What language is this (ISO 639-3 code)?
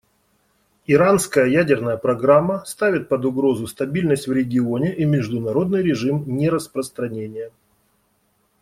rus